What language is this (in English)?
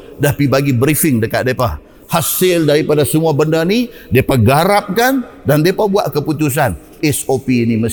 Malay